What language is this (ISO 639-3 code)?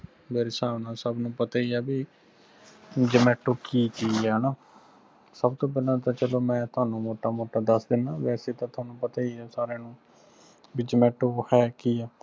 pan